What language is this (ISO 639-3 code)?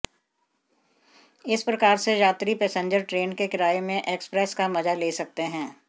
hin